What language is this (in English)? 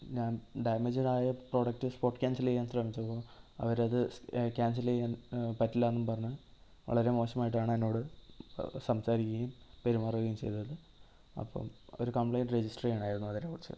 Malayalam